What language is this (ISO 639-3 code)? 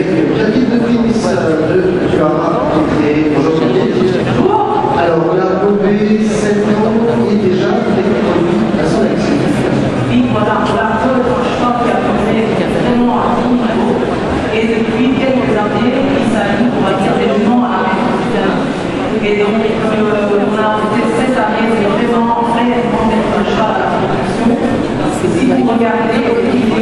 fra